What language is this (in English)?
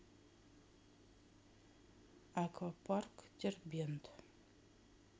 Russian